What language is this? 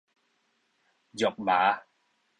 Min Nan Chinese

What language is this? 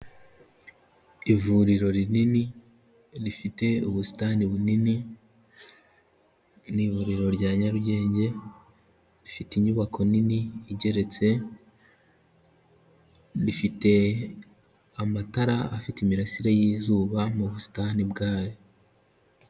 Kinyarwanda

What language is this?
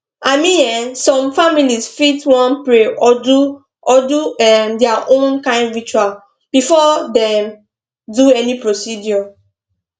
Nigerian Pidgin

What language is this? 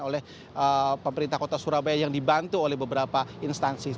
Indonesian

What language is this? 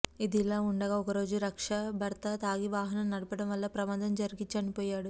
Telugu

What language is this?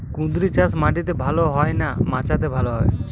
Bangla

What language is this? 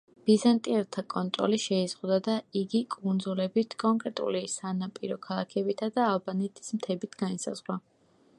Georgian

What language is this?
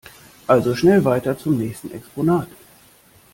German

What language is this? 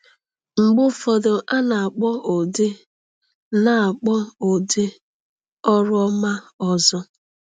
Igbo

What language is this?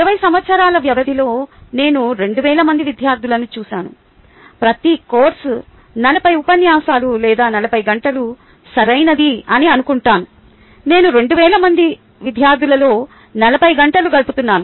Telugu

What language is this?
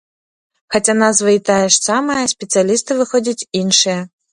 Belarusian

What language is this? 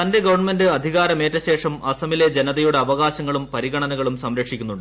Malayalam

